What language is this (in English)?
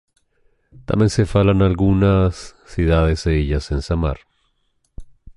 Galician